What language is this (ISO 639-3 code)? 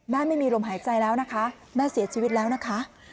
tha